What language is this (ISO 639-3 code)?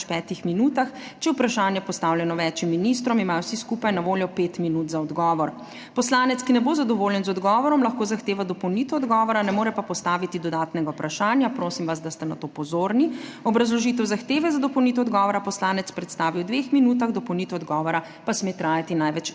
slv